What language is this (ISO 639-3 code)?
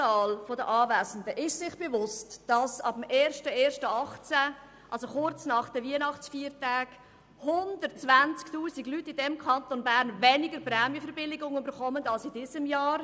gsw